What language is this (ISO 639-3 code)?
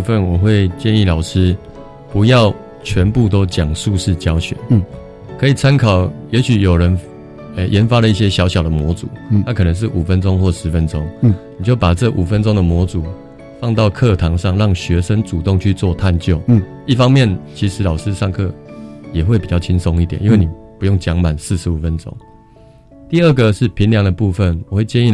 zho